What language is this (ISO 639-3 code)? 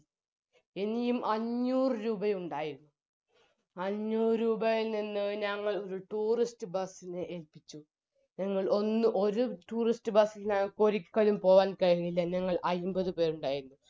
mal